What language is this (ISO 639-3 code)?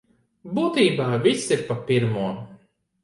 lav